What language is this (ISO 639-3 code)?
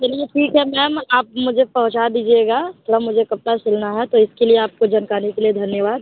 hin